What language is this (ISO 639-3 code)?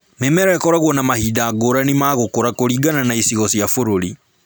kik